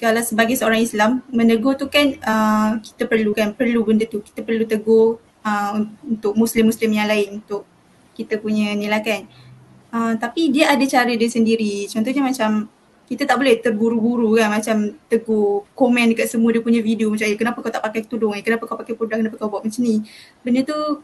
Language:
Malay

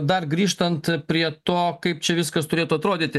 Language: Lithuanian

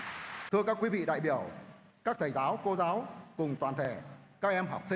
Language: Vietnamese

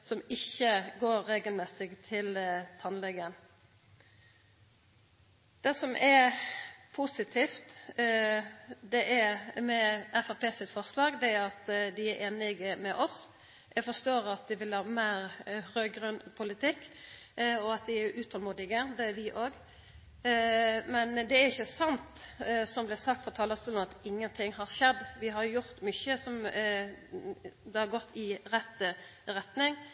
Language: Norwegian Nynorsk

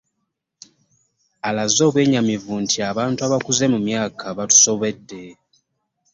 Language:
Ganda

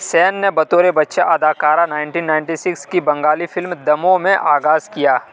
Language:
Urdu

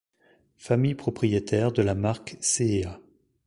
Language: French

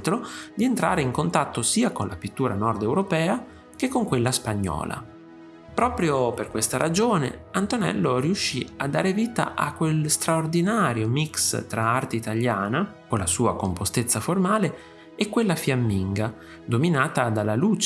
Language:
Italian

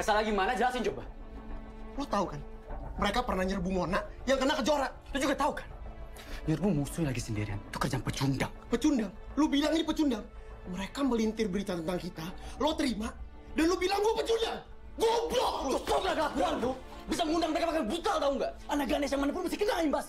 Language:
Indonesian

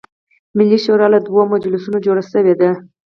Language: Pashto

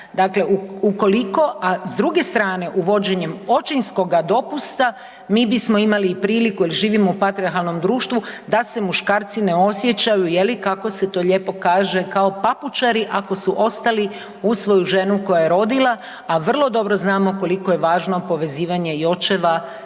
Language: Croatian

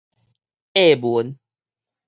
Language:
Min Nan Chinese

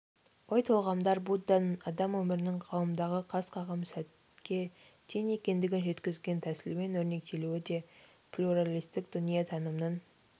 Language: Kazakh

